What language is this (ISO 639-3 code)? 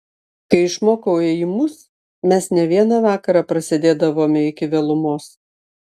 lit